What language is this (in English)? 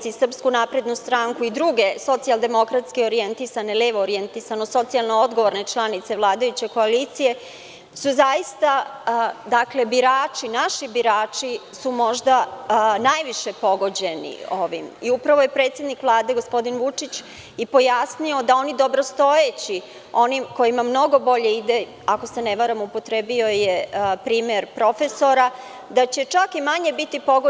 Serbian